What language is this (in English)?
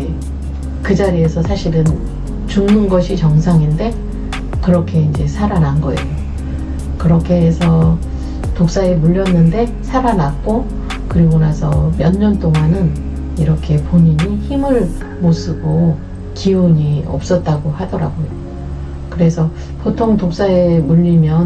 Korean